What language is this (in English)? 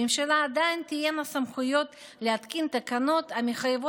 Hebrew